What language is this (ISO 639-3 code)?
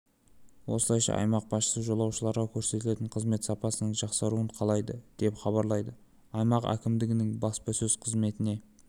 kaz